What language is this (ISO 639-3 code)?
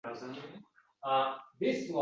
uzb